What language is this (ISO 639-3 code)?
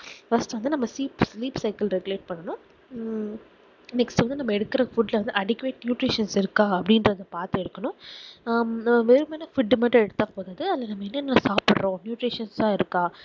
tam